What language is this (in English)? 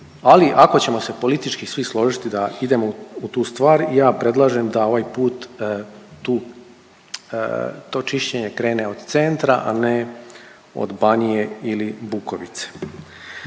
Croatian